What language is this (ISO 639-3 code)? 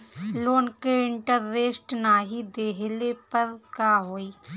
bho